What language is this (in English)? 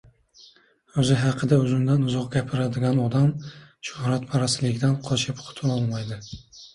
Uzbek